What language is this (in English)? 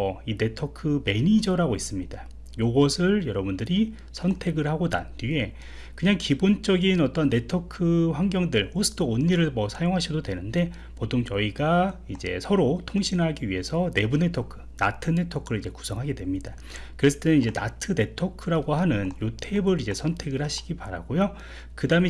Korean